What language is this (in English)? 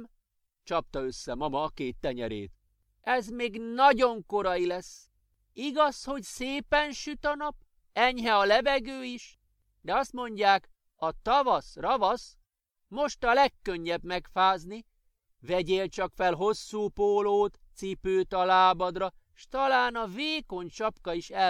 Hungarian